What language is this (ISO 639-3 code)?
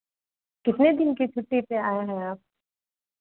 hin